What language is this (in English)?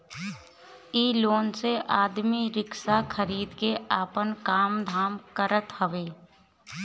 Bhojpuri